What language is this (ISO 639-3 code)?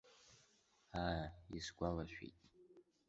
abk